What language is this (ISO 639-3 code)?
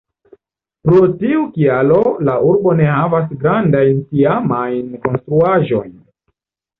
epo